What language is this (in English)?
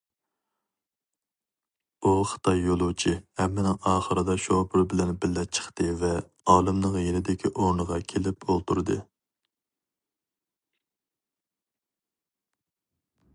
Uyghur